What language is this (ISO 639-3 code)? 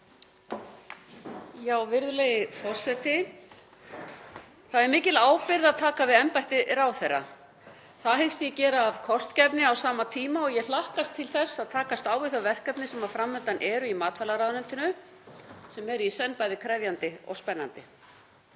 isl